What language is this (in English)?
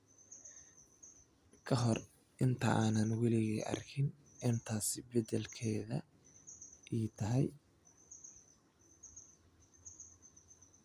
Somali